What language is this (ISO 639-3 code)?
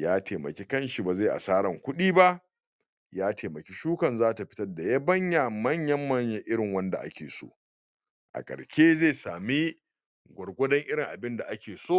hau